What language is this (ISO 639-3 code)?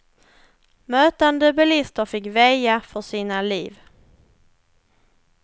swe